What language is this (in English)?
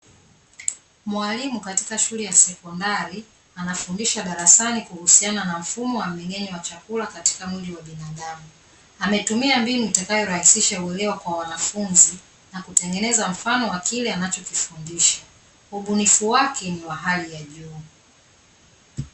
Swahili